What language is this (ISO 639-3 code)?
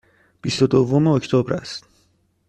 fas